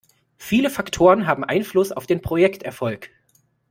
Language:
German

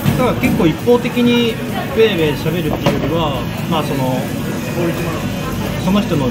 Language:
Japanese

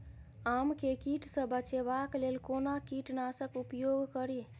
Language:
Maithili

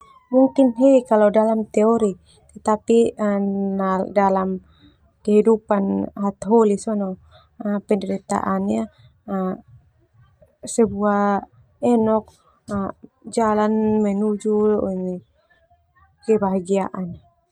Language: Termanu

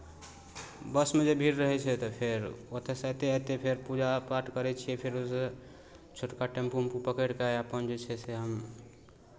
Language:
Maithili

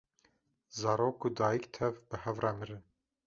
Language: Kurdish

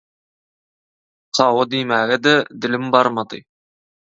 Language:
Turkmen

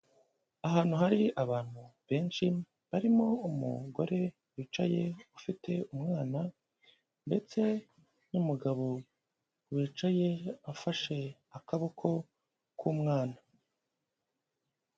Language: Kinyarwanda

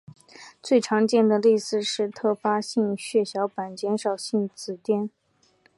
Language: Chinese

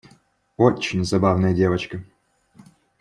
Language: Russian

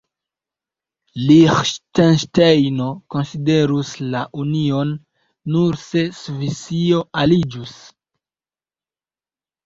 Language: Esperanto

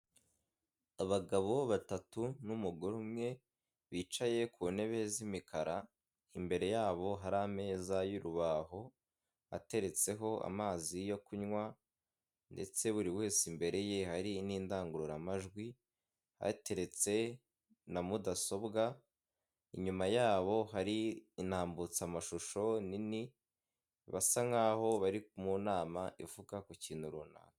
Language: Kinyarwanda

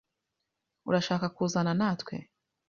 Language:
Kinyarwanda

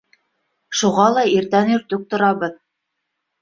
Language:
Bashkir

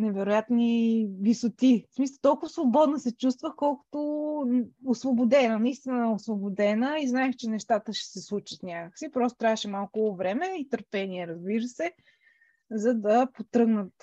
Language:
Bulgarian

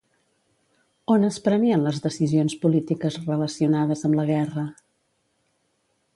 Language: Catalan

